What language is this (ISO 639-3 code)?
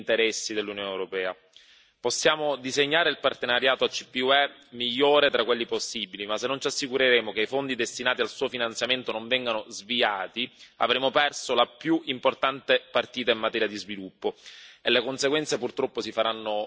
ita